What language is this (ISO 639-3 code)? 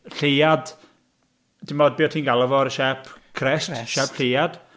cym